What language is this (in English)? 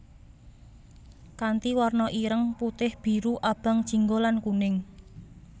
Javanese